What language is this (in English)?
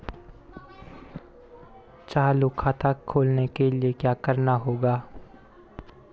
Hindi